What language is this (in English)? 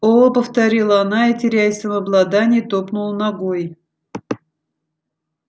Russian